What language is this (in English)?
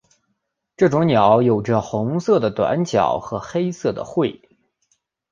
Chinese